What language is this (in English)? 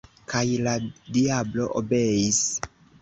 Esperanto